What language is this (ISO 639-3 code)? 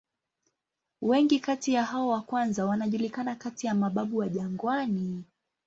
swa